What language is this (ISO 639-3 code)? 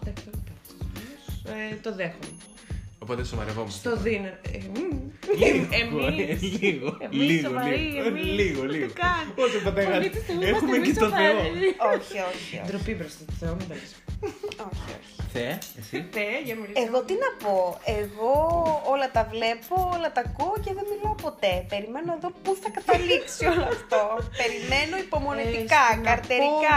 ell